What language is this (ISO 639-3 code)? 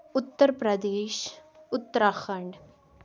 kas